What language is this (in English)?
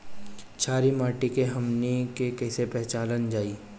Bhojpuri